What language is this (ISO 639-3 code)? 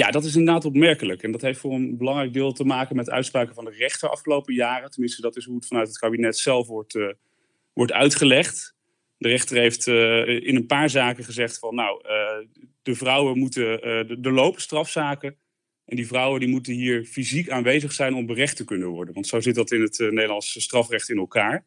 nld